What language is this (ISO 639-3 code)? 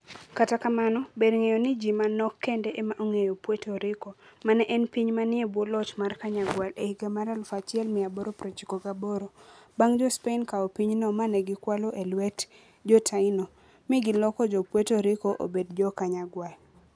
luo